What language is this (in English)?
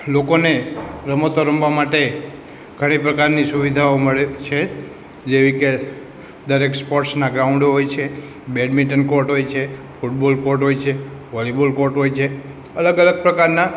Gujarati